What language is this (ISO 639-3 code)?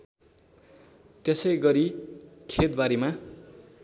nep